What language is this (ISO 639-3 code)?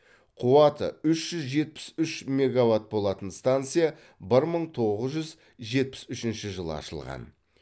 kaz